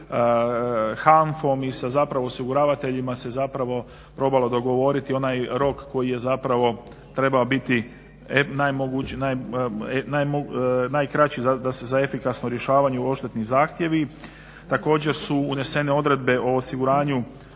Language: Croatian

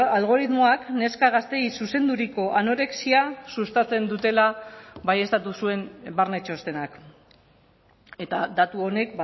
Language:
Basque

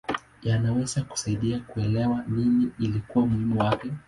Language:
Swahili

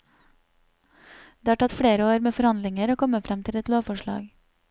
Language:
Norwegian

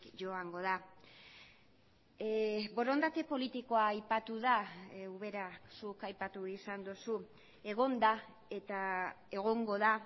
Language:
Basque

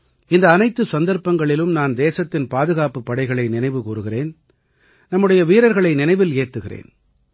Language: Tamil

